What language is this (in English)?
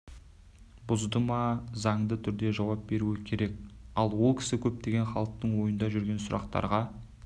Kazakh